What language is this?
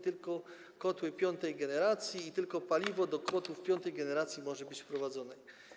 Polish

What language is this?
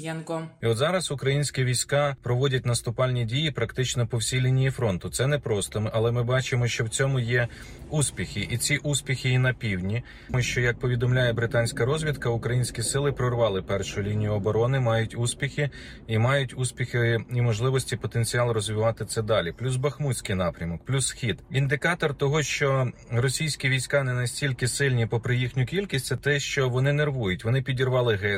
Ukrainian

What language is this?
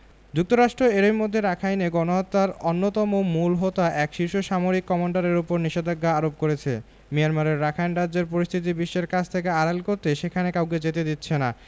Bangla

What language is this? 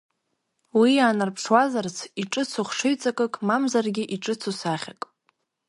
Abkhazian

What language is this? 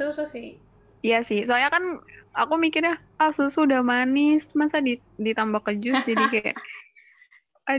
Indonesian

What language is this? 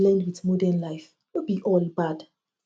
Nigerian Pidgin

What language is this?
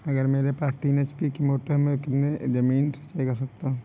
Hindi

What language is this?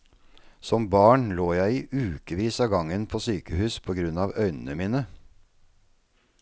Norwegian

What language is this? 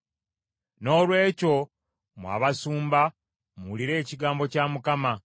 Ganda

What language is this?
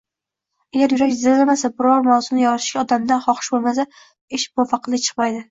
Uzbek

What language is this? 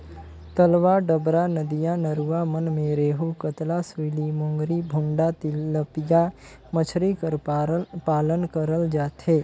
Chhattisgarhi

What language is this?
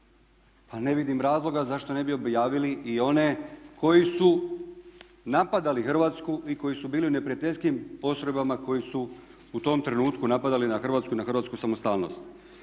Croatian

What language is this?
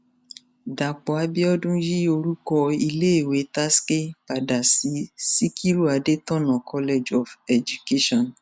Yoruba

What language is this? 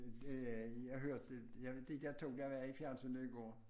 Danish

